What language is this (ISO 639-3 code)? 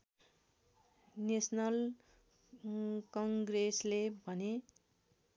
nep